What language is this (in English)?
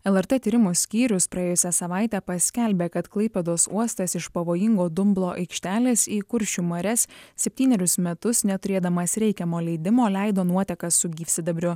Lithuanian